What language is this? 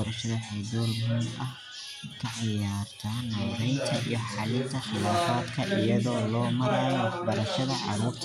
Somali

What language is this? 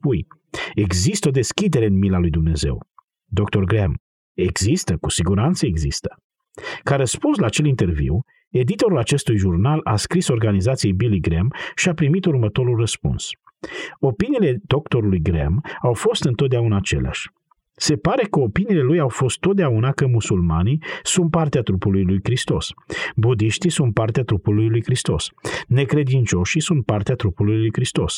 Romanian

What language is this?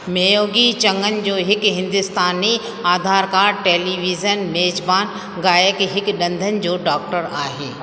Sindhi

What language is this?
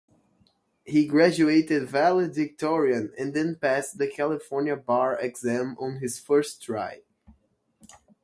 English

